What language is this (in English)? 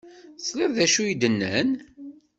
Kabyle